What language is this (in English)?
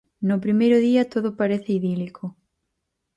Galician